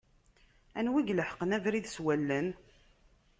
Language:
Kabyle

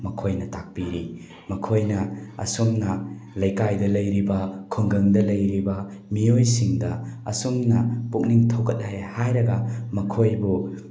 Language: Manipuri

